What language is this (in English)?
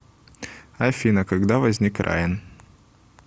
Russian